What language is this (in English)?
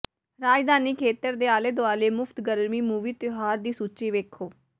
Punjabi